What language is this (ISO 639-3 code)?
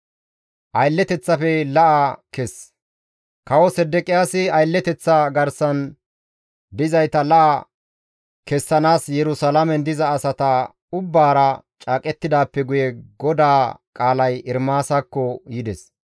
gmv